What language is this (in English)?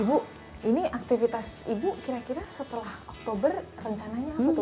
Indonesian